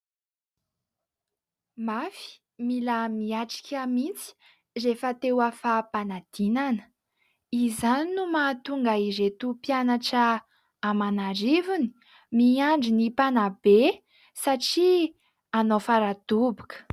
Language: Malagasy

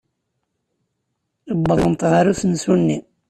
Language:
Kabyle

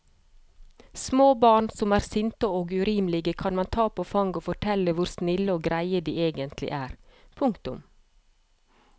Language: Norwegian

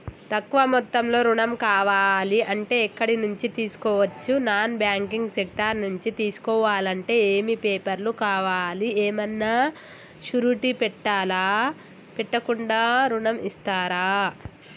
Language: Telugu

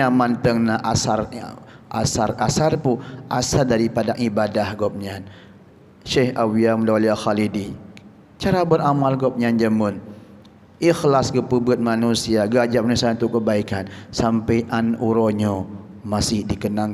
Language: Malay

